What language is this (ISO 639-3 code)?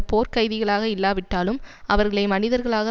tam